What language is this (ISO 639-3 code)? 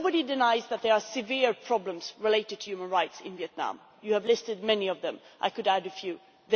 eng